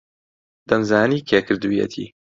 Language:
Central Kurdish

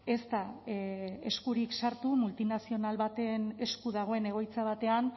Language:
Basque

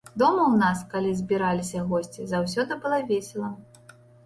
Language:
Belarusian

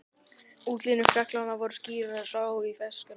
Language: Icelandic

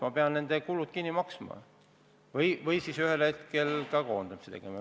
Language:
Estonian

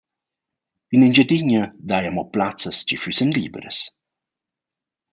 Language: Romansh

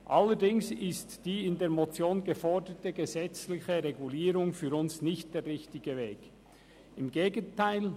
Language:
Swiss German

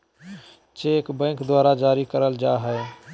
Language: Magahi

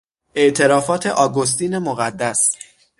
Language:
Persian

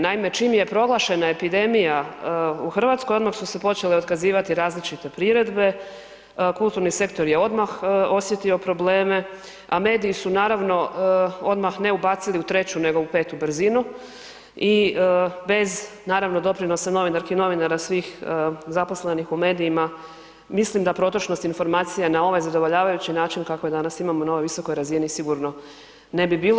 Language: Croatian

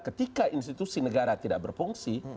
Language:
Indonesian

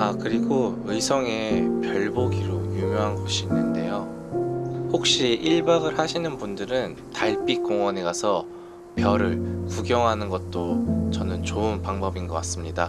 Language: Korean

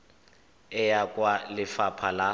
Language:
Tswana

